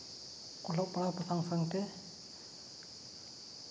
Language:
Santali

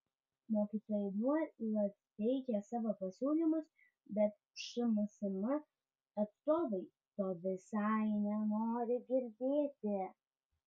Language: Lithuanian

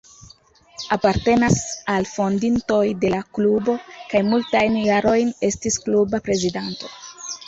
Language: Esperanto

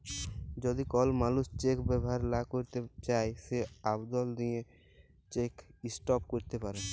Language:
Bangla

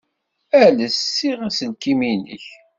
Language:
Kabyle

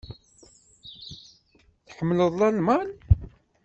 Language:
Kabyle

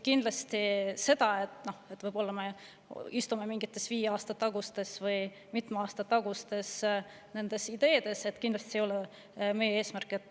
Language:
Estonian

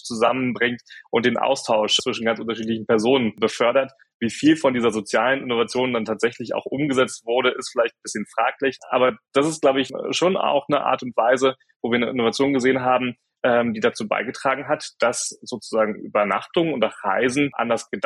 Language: German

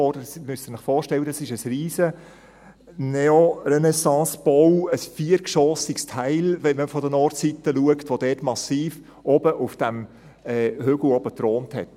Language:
Swiss German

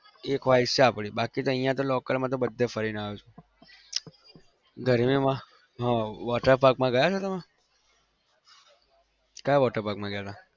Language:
Gujarati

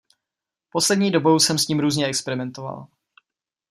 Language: Czech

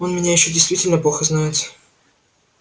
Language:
Russian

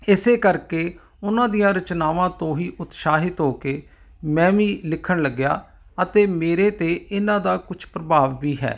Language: Punjabi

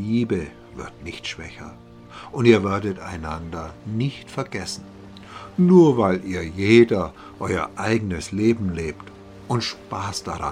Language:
German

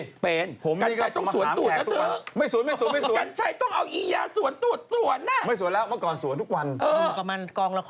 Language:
Thai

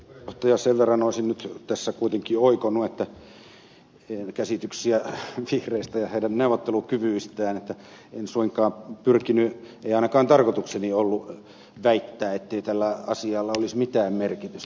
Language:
Finnish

